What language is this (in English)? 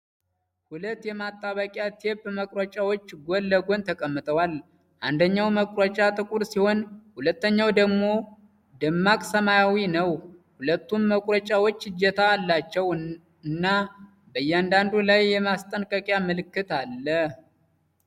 Amharic